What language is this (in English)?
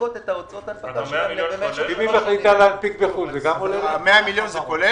Hebrew